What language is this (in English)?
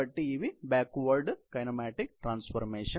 Telugu